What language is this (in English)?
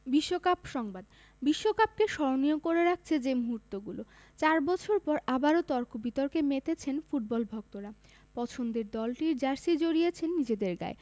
Bangla